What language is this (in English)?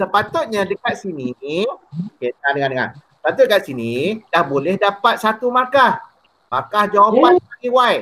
Malay